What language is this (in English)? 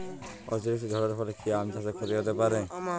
Bangla